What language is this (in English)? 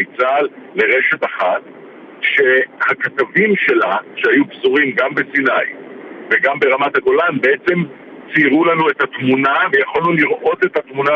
Hebrew